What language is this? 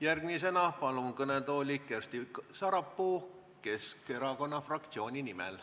Estonian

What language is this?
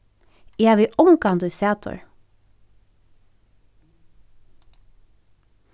Faroese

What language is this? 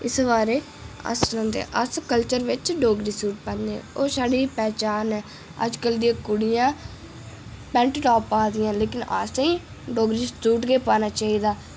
Dogri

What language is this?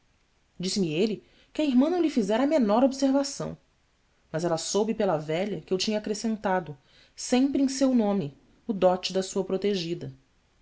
Portuguese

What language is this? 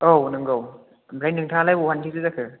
Bodo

